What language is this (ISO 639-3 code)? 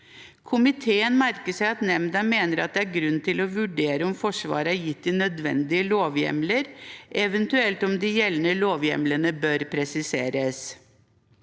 nor